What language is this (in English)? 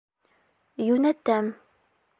Bashkir